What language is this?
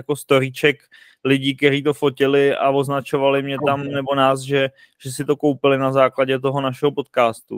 Czech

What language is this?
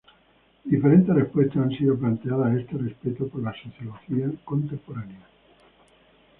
Spanish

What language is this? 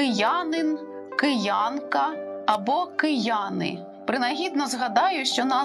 Ukrainian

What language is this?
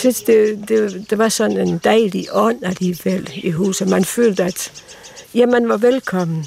Danish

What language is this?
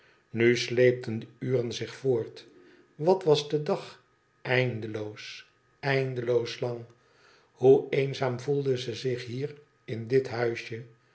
Dutch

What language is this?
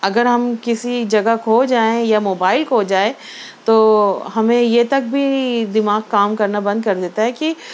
Urdu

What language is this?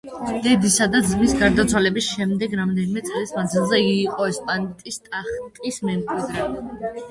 Georgian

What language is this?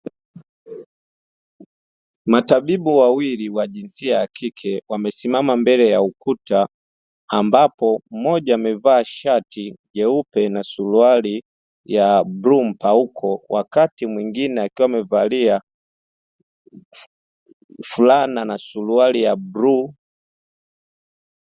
Swahili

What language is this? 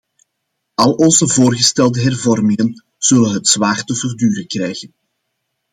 Dutch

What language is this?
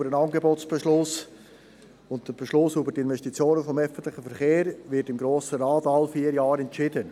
Swiss German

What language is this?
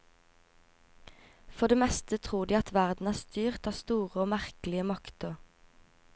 Norwegian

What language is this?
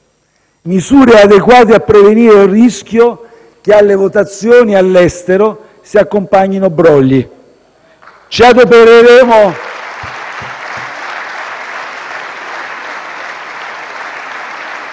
Italian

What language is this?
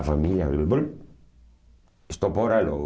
Portuguese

